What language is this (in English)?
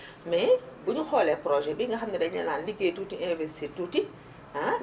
Wolof